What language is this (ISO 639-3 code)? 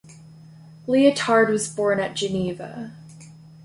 eng